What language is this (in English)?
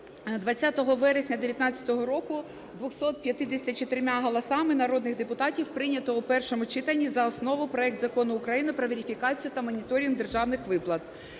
Ukrainian